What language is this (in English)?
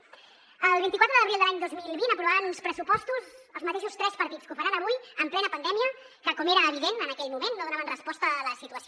Catalan